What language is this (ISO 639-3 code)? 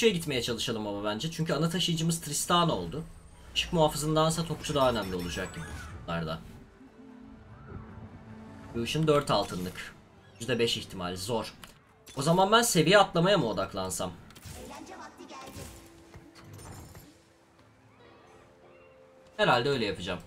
tur